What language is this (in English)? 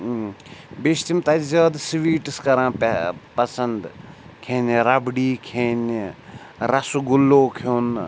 Kashmiri